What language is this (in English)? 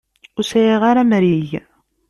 Kabyle